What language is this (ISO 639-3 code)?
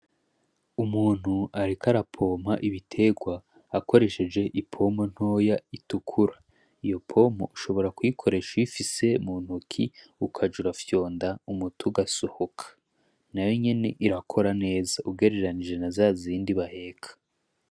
run